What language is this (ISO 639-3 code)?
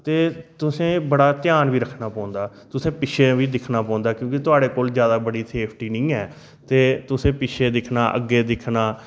doi